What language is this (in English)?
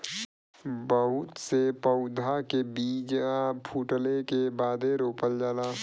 Bhojpuri